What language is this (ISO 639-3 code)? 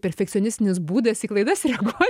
lit